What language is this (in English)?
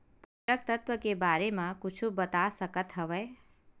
Chhattisgarhi